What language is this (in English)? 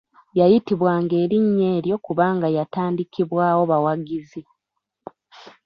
Ganda